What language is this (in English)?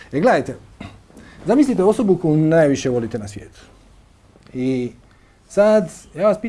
Macedonian